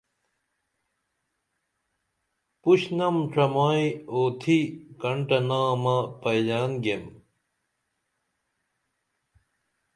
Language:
Dameli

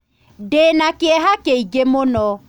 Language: Kikuyu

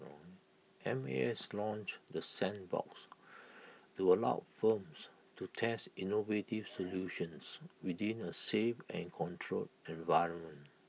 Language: English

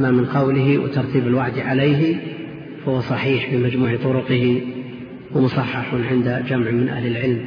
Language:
Arabic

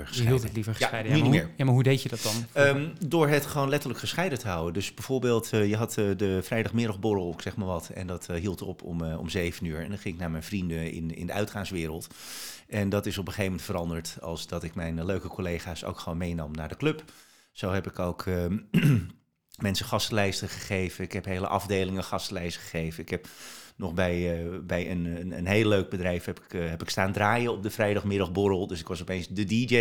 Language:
Dutch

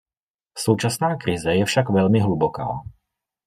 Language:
Czech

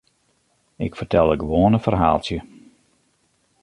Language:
Western Frisian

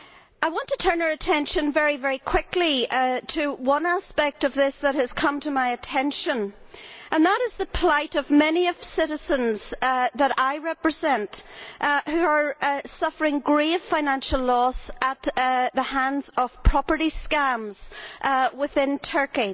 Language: English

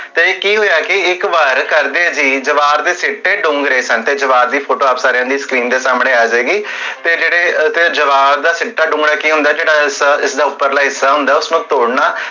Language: Punjabi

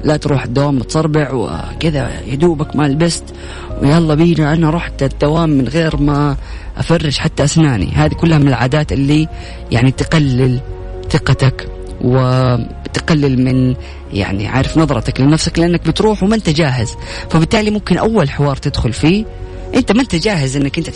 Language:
Arabic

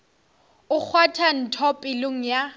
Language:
Northern Sotho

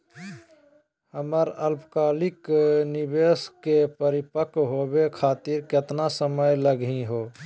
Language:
Magahi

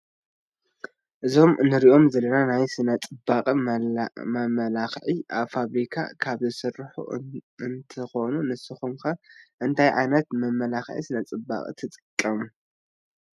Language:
Tigrinya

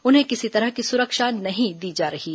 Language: Hindi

